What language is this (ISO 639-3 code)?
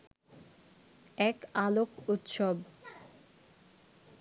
ben